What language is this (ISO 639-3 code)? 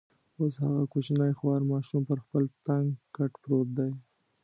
pus